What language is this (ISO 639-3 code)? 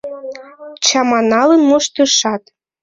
chm